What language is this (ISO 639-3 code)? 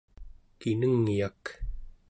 esu